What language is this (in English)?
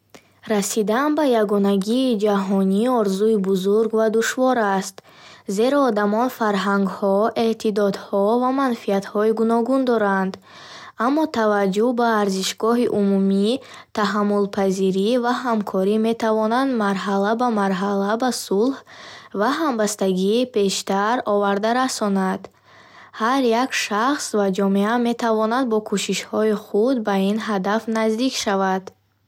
Bukharic